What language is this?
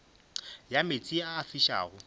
Northern Sotho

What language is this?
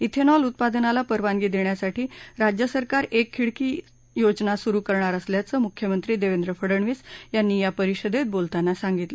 Marathi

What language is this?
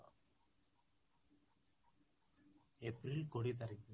Odia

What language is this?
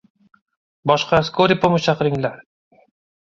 Uzbek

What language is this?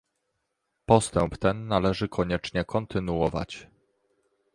Polish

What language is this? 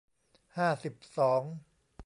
Thai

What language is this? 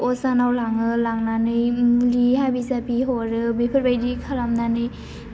Bodo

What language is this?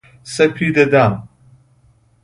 Persian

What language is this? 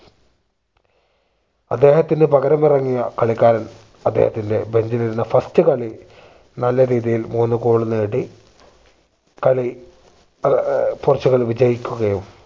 Malayalam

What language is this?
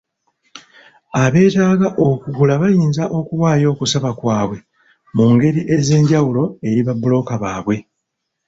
Ganda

